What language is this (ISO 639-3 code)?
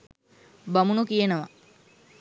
sin